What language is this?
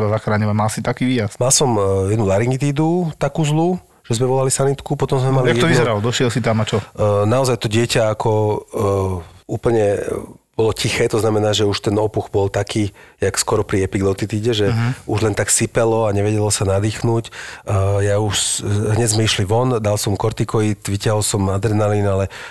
Slovak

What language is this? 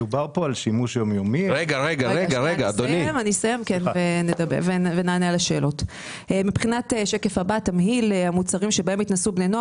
Hebrew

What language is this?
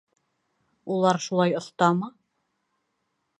Bashkir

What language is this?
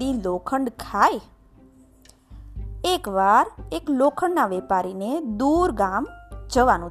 Gujarati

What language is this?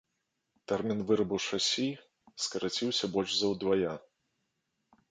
Belarusian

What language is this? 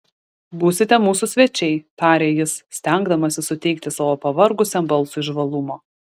Lithuanian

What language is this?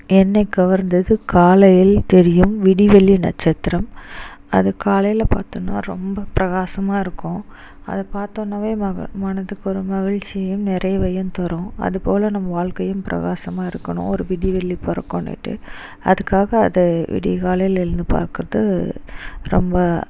Tamil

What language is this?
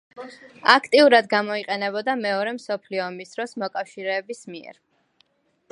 Georgian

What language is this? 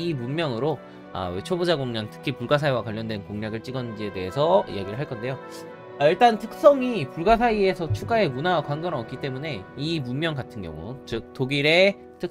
Korean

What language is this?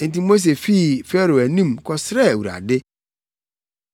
Akan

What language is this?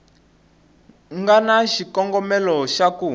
Tsonga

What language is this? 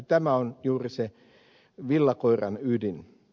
Finnish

